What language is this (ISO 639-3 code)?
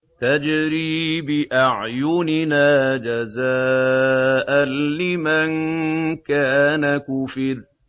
ara